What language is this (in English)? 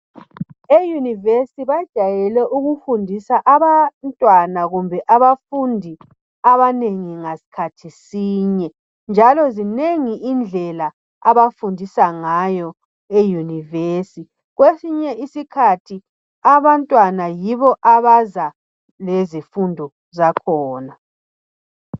North Ndebele